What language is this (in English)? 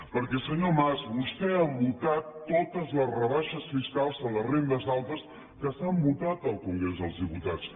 Catalan